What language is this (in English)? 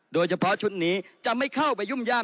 Thai